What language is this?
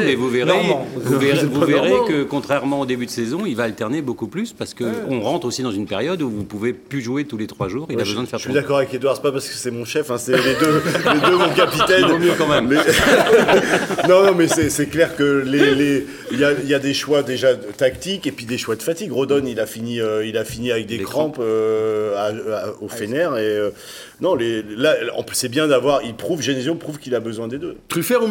French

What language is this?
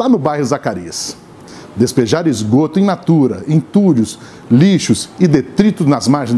Portuguese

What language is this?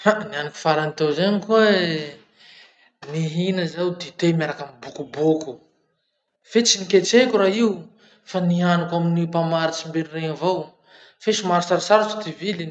Masikoro Malagasy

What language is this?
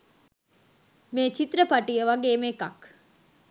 Sinhala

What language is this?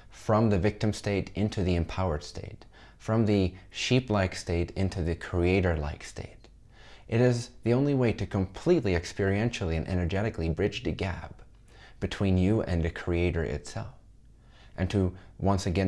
English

